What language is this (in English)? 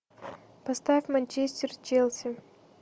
Russian